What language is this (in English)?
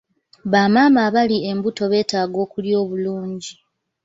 Ganda